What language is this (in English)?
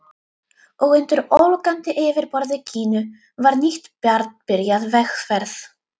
Icelandic